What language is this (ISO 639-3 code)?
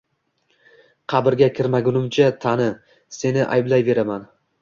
uzb